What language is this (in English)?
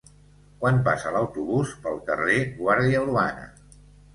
Catalan